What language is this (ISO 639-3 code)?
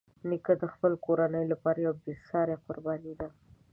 pus